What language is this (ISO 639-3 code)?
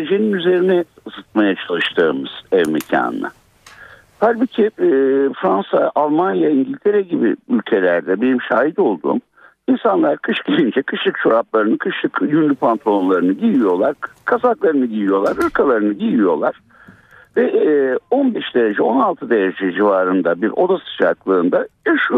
tur